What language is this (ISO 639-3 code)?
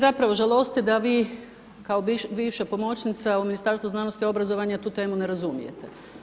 hrv